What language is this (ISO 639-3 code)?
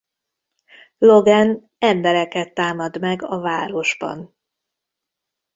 hun